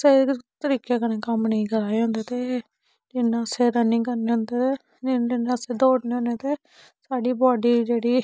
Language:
Dogri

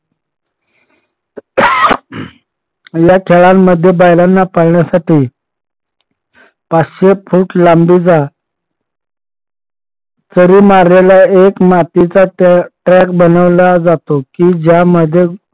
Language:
Marathi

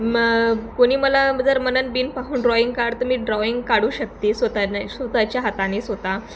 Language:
Marathi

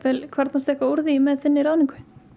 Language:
Icelandic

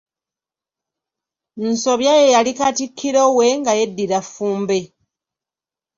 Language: Ganda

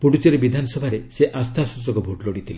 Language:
Odia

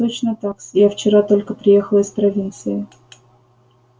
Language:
Russian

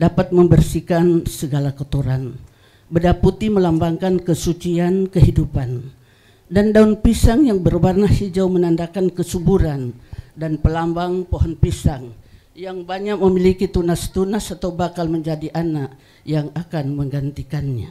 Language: Indonesian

